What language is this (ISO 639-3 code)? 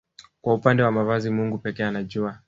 swa